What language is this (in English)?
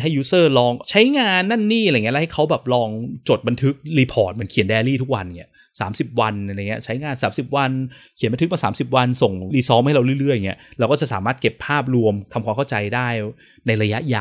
Thai